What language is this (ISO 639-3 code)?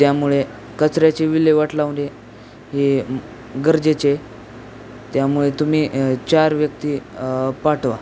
mar